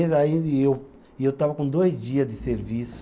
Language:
Portuguese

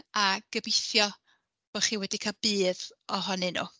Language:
Welsh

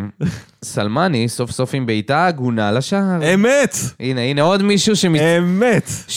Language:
Hebrew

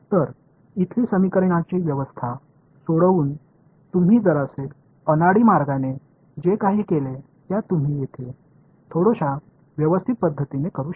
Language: Marathi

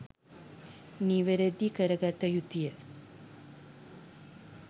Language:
Sinhala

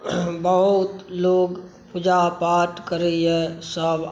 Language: Maithili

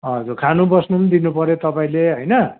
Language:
Nepali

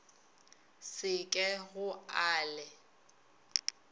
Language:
Northern Sotho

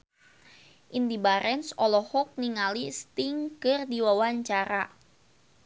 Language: Sundanese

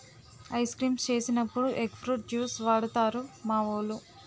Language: Telugu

